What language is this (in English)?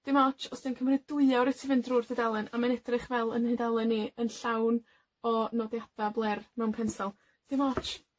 Welsh